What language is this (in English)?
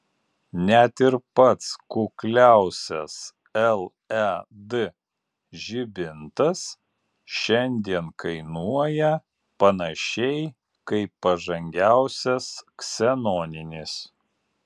Lithuanian